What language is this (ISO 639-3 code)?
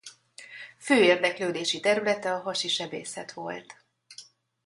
hun